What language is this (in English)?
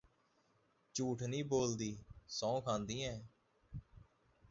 Punjabi